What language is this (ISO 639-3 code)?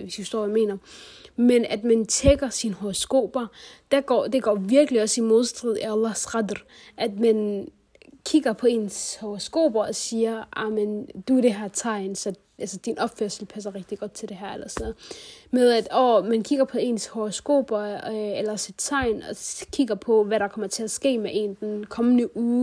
dan